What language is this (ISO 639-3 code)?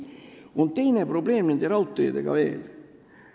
est